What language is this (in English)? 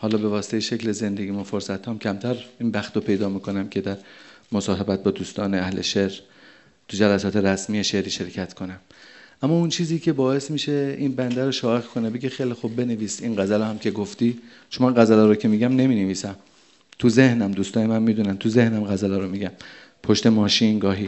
Persian